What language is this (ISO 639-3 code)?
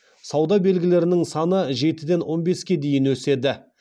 kaz